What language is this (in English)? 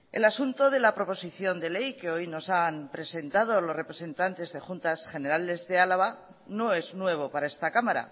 Spanish